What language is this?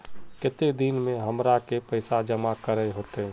Magahi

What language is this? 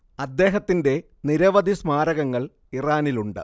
Malayalam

